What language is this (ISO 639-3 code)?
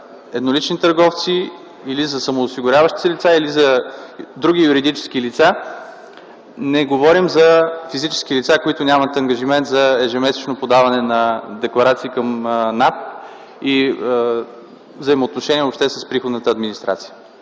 bul